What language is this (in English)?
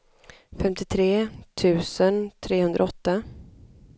Swedish